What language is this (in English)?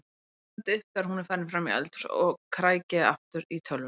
Icelandic